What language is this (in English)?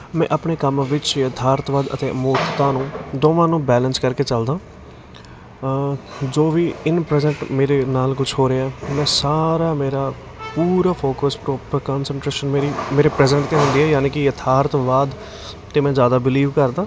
Punjabi